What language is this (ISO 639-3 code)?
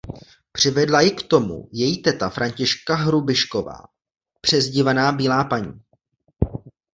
ces